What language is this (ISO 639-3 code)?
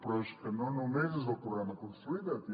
cat